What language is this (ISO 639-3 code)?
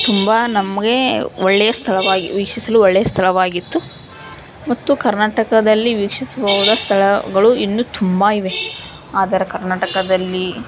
kan